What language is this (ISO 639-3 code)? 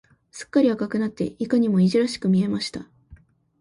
jpn